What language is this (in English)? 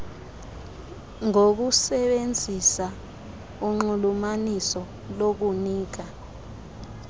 Xhosa